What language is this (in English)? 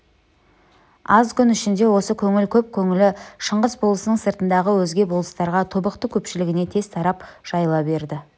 Kazakh